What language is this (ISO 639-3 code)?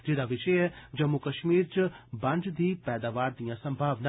doi